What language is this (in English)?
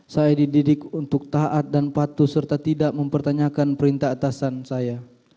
Indonesian